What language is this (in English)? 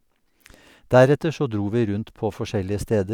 Norwegian